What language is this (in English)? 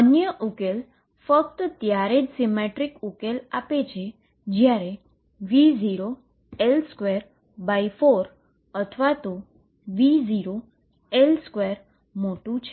Gujarati